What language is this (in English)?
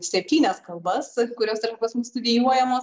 Lithuanian